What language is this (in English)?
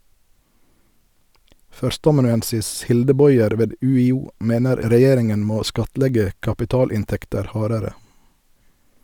Norwegian